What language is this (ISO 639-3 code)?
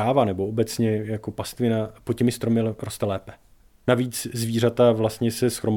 ces